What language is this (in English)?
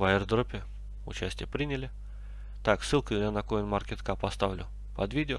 Russian